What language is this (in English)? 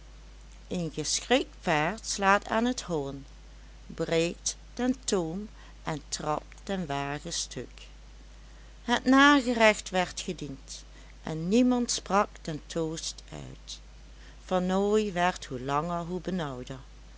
Dutch